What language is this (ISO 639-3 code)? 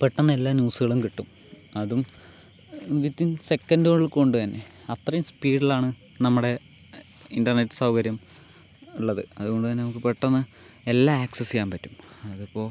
mal